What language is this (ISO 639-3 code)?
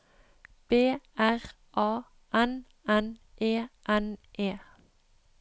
nor